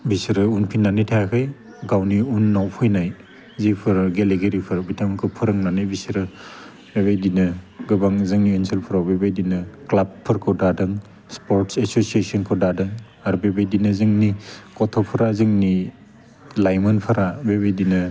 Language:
Bodo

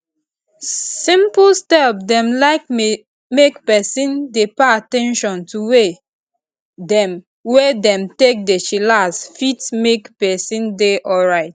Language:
Nigerian Pidgin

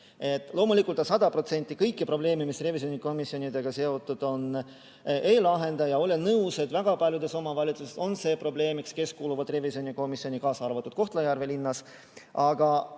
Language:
Estonian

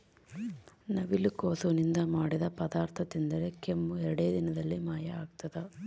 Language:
Kannada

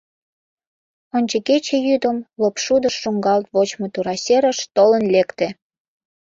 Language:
Mari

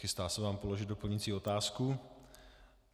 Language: Czech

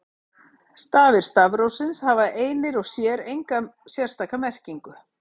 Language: Icelandic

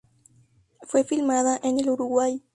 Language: Spanish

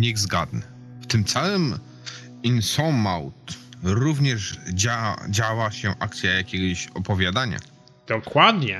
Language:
Polish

